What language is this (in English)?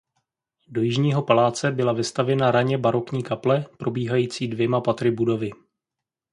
Czech